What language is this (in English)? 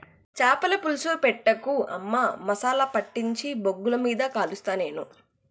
Telugu